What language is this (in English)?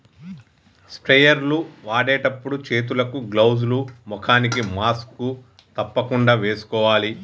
Telugu